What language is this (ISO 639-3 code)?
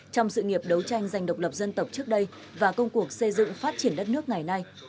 vie